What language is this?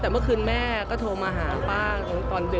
Thai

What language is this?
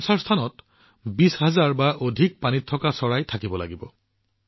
Assamese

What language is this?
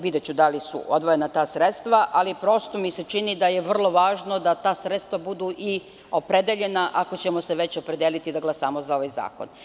Serbian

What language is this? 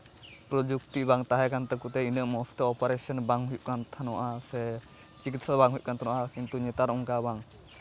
Santali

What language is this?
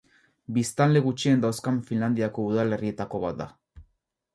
Basque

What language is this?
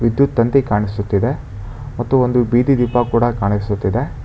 Kannada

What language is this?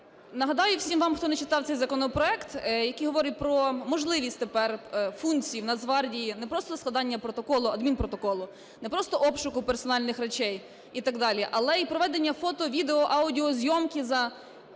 Ukrainian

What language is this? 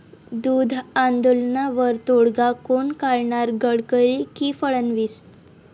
Marathi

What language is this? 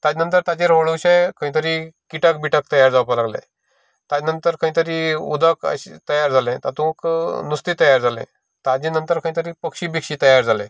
Konkani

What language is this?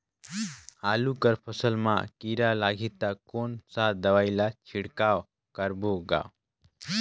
Chhattisgarhi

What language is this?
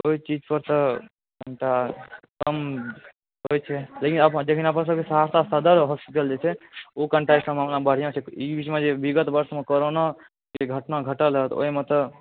Maithili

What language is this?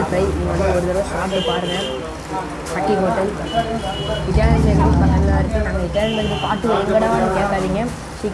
Indonesian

